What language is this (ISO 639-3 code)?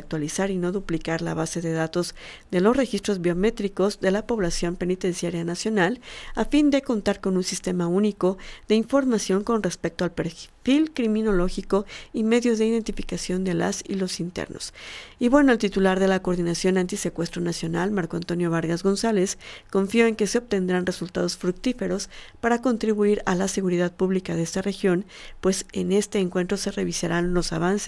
spa